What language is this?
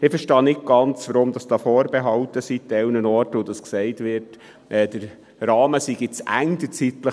Swiss German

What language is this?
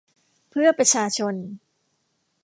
Thai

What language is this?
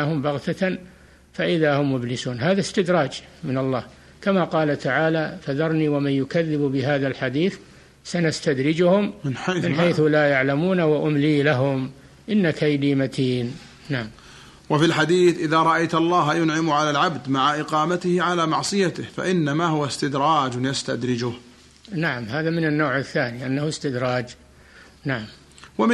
Arabic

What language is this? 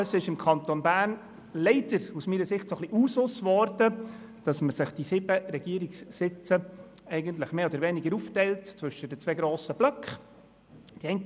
Swiss German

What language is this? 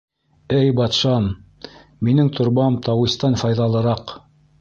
Bashkir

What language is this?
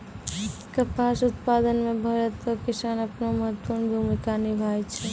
Maithili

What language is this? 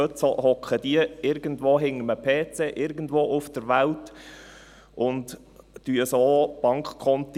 Swiss German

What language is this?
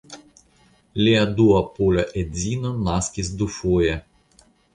Esperanto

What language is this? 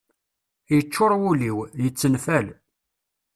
Kabyle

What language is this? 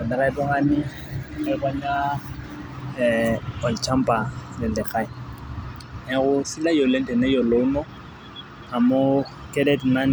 Masai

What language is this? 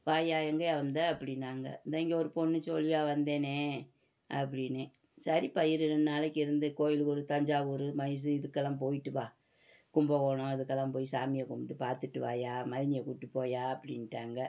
Tamil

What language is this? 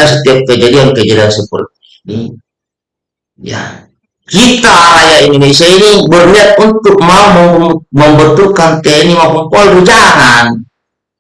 Indonesian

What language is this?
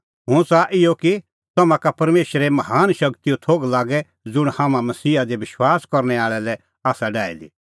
Kullu Pahari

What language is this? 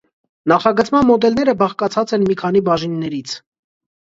Armenian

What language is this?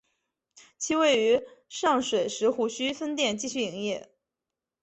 Chinese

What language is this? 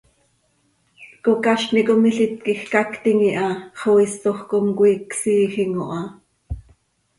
Seri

